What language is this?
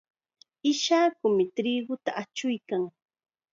Chiquián Ancash Quechua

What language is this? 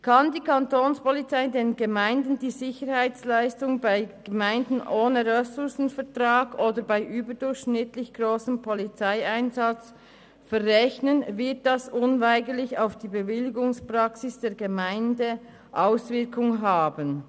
Swiss German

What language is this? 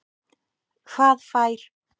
Icelandic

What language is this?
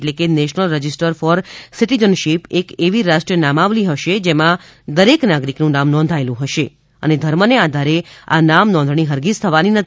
Gujarati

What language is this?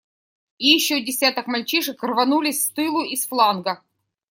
Russian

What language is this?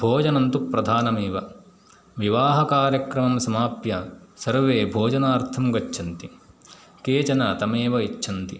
Sanskrit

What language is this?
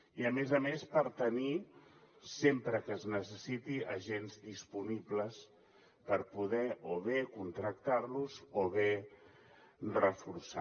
Catalan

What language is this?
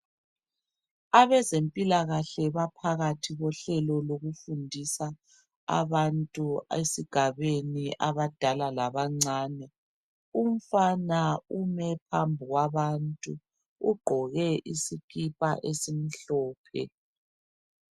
North Ndebele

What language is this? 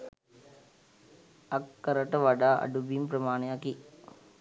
Sinhala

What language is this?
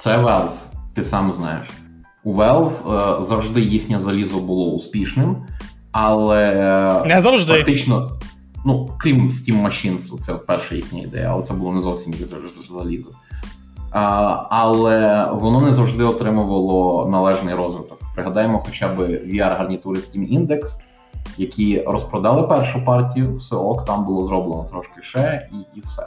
Ukrainian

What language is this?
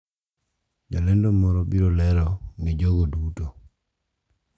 Luo (Kenya and Tanzania)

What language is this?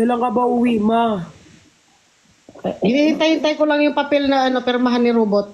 Filipino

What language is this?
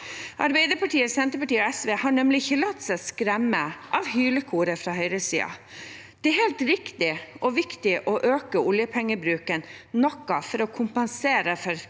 Norwegian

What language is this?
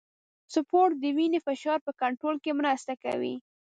Pashto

